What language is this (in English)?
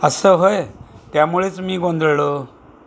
Marathi